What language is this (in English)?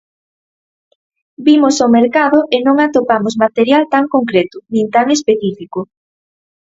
Galician